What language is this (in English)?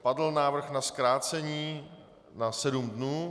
Czech